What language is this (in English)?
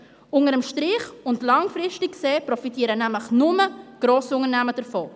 Swiss German